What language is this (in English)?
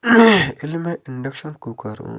Kashmiri